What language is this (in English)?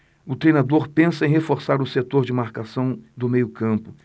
Portuguese